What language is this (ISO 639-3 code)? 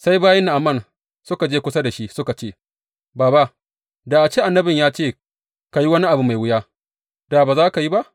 hau